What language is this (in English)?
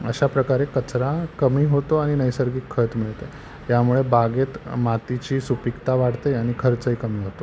Marathi